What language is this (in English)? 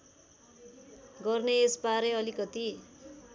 Nepali